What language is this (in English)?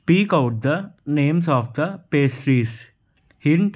Telugu